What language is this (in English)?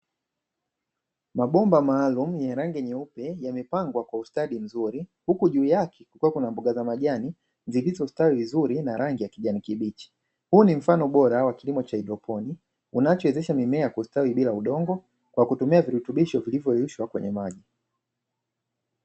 Swahili